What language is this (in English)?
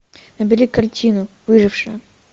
Russian